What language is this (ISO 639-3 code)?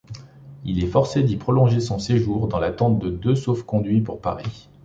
fra